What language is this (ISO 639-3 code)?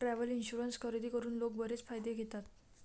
mar